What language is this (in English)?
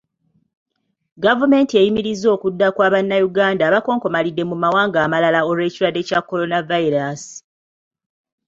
Ganda